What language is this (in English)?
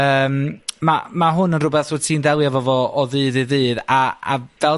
Welsh